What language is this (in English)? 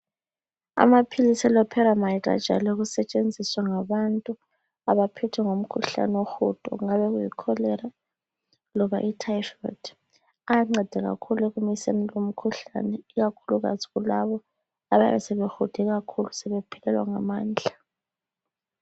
North Ndebele